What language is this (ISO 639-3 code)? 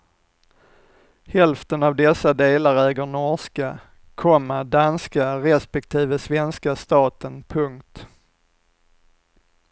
swe